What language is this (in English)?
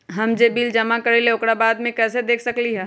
Magahi